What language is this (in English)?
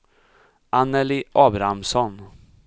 Swedish